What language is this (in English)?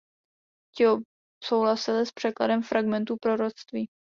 Czech